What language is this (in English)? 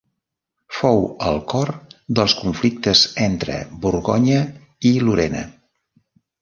Catalan